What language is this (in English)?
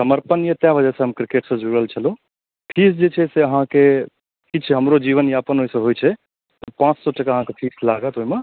Maithili